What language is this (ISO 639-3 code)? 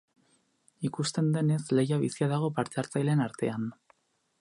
eus